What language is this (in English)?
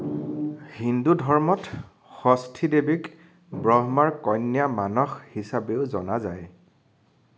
Assamese